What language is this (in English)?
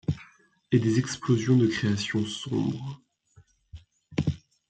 French